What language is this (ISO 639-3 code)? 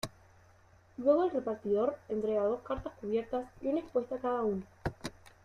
spa